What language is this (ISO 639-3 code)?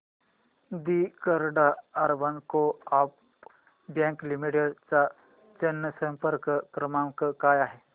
mar